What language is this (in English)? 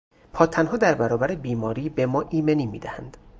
Persian